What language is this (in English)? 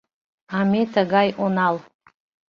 Mari